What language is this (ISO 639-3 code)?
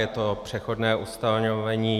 ces